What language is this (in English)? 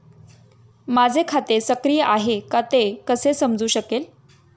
Marathi